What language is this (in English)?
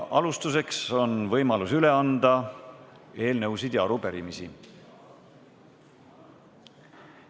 Estonian